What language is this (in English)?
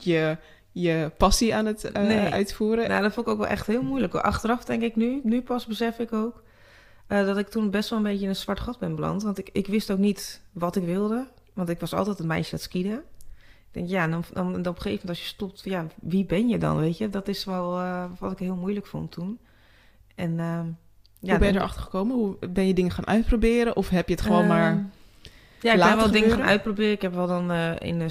Dutch